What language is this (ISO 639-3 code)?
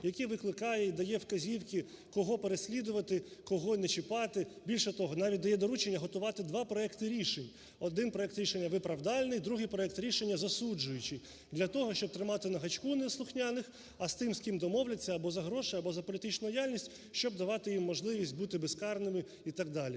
ukr